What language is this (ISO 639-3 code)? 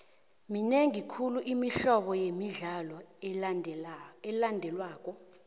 nbl